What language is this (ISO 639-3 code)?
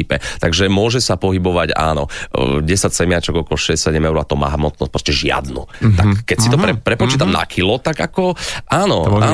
slk